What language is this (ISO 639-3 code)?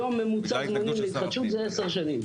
heb